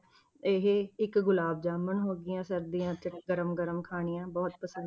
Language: Punjabi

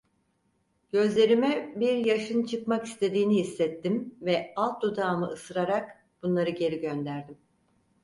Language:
Turkish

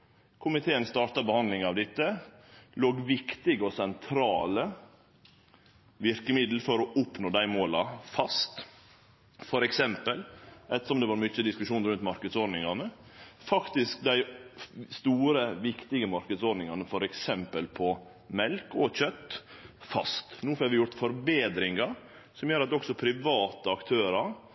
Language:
Norwegian Nynorsk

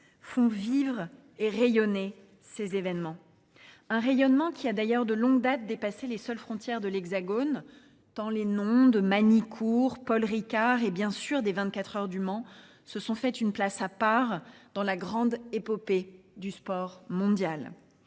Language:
French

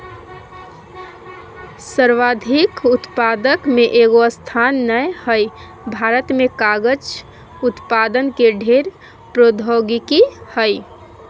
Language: Magahi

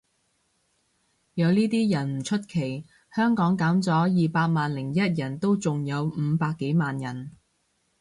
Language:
Cantonese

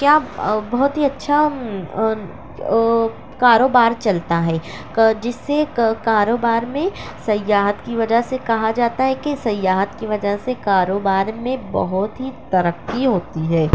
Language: Urdu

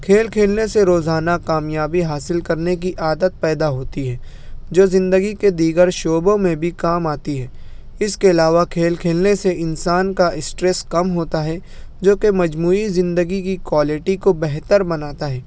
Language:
Urdu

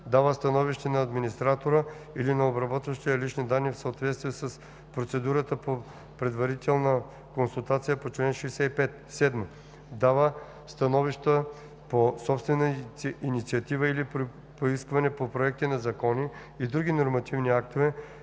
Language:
Bulgarian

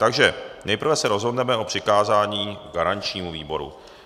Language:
Czech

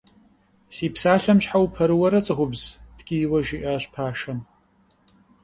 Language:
Kabardian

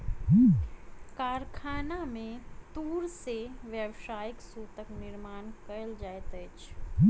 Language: Maithili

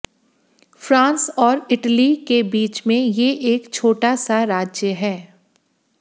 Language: Hindi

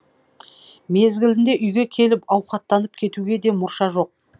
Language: Kazakh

